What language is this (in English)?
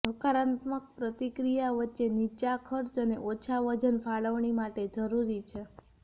Gujarati